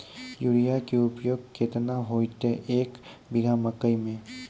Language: Maithili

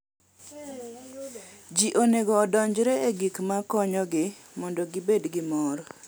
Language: Luo (Kenya and Tanzania)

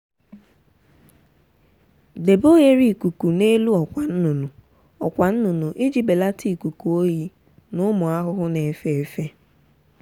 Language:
Igbo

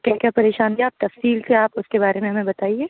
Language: Urdu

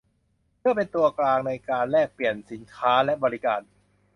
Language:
Thai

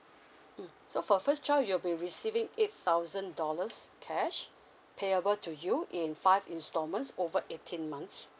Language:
English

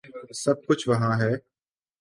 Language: Urdu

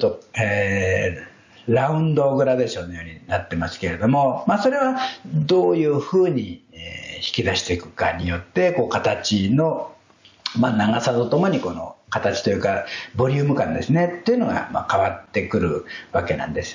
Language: Japanese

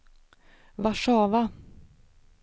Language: Swedish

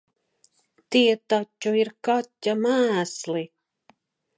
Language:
Latvian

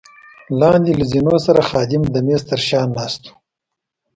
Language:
Pashto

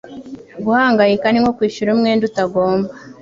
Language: Kinyarwanda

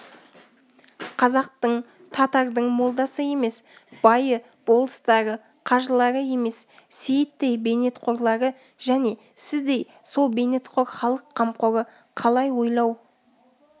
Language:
Kazakh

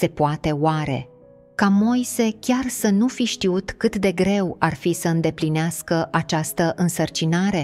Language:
Romanian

